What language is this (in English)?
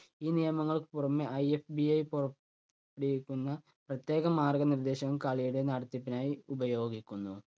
Malayalam